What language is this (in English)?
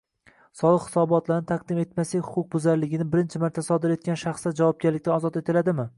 Uzbek